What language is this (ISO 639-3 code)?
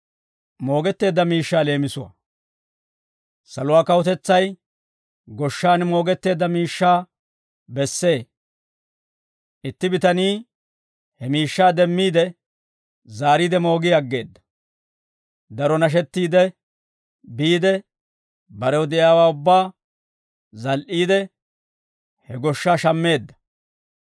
dwr